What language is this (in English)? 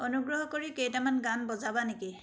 Assamese